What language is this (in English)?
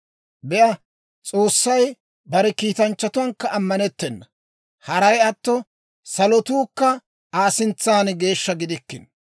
Dawro